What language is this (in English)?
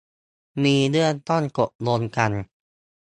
Thai